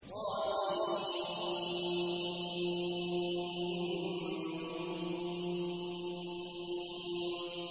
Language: Arabic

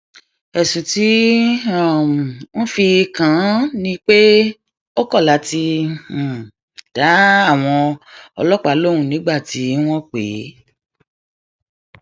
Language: Yoruba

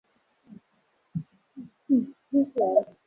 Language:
Swahili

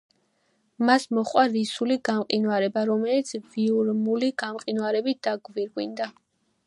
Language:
Georgian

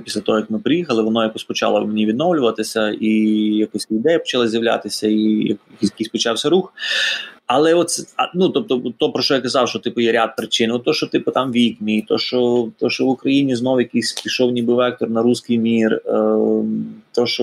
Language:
Ukrainian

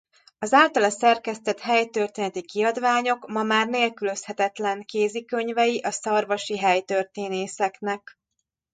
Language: Hungarian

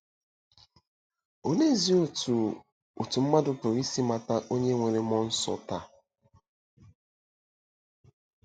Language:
Igbo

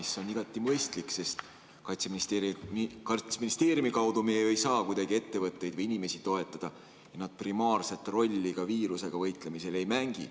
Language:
Estonian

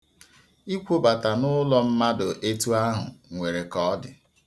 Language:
Igbo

